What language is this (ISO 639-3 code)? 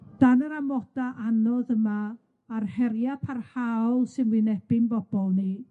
cym